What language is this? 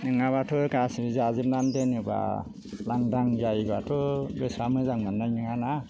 Bodo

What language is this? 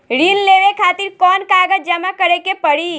Bhojpuri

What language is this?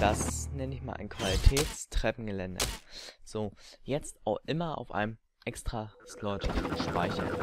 German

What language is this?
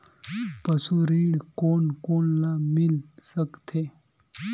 Chhattisgarhi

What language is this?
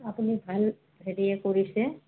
Assamese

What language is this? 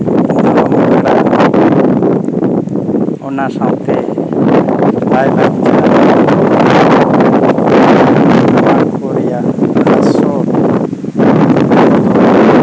Santali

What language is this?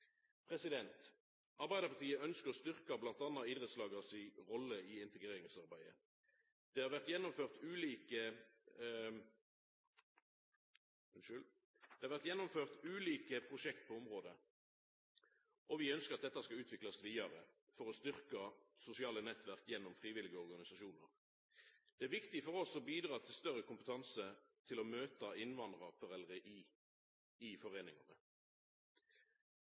Norwegian Nynorsk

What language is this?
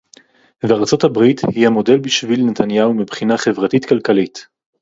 Hebrew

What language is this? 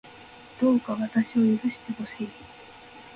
Japanese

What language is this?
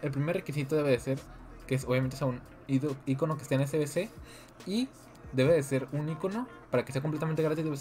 Spanish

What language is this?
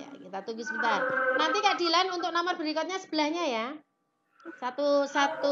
Indonesian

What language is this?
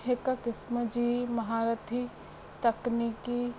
Sindhi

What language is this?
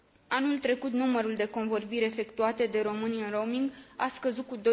Romanian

